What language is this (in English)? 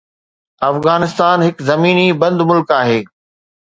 Sindhi